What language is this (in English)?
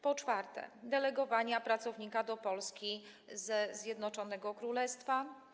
Polish